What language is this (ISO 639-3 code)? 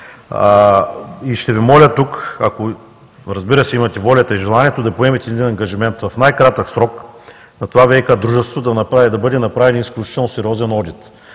bul